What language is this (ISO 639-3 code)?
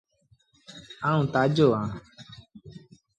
sbn